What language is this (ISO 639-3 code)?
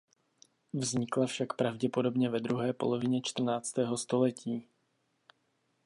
ces